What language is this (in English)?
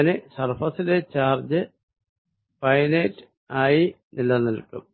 Malayalam